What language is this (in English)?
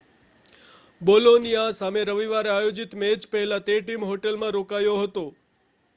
Gujarati